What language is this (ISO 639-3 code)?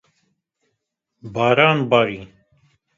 kur